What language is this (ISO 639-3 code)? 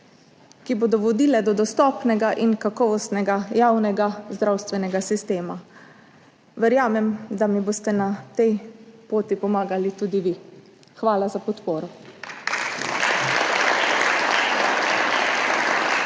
slv